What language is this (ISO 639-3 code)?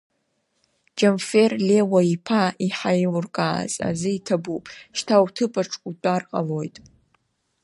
abk